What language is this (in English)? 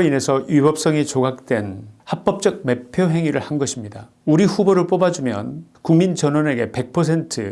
Korean